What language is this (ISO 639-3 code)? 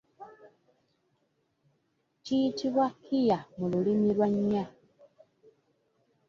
lug